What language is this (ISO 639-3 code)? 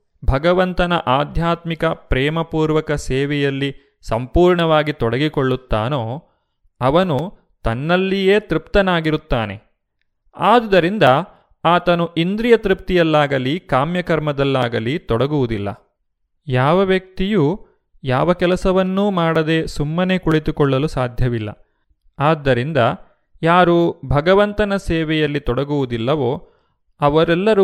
kan